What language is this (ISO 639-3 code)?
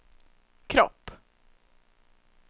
swe